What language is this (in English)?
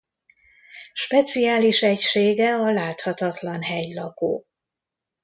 Hungarian